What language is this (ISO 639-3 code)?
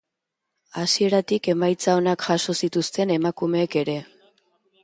eus